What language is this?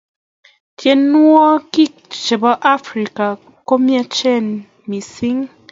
Kalenjin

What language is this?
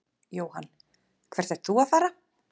Icelandic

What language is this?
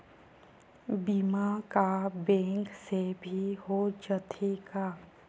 Chhattisgarhi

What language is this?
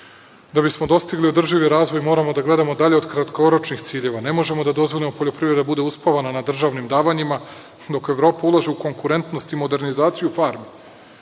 Serbian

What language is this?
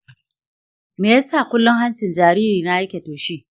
Hausa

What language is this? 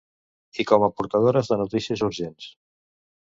Catalan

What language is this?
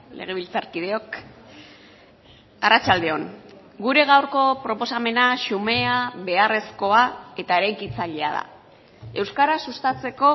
Basque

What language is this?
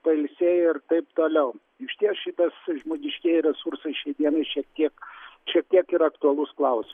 Lithuanian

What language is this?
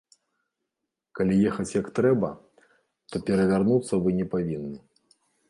Belarusian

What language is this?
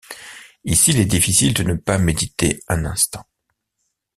French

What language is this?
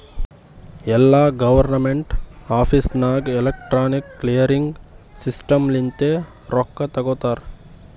Kannada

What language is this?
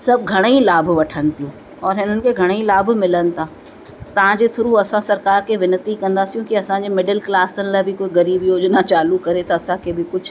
Sindhi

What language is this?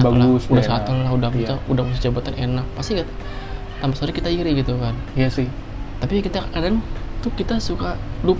Indonesian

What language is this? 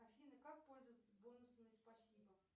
Russian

